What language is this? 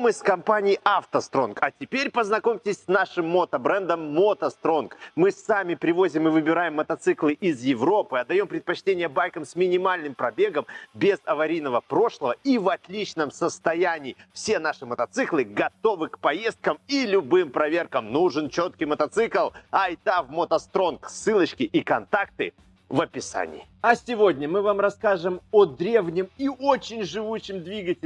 Russian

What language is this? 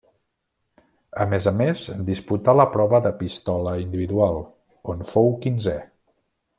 Catalan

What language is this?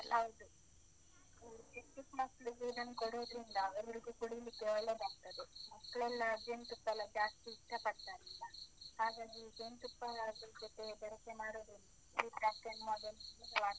Kannada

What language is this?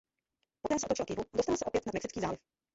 Czech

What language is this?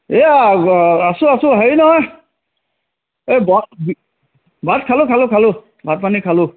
Assamese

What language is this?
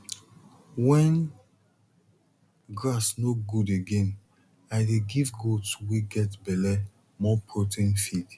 Nigerian Pidgin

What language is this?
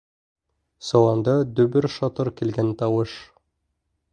Bashkir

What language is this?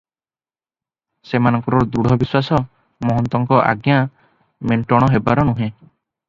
Odia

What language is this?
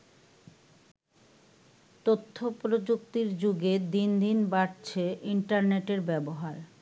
Bangla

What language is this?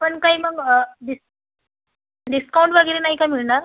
Marathi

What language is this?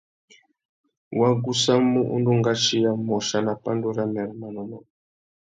Tuki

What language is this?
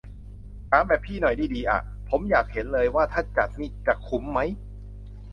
Thai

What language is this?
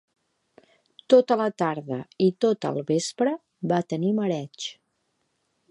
Catalan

